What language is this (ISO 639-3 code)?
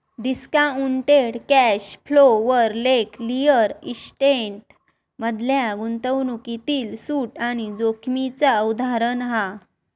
mar